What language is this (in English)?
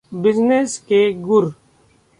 Hindi